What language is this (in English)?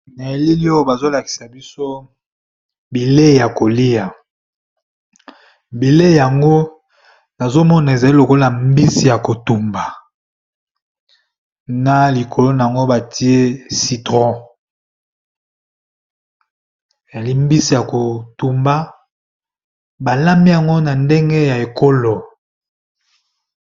Lingala